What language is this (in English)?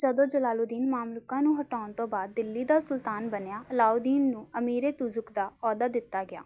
Punjabi